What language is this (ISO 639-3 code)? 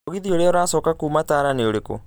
kik